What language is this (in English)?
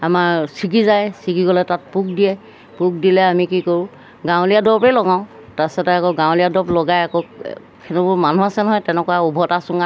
Assamese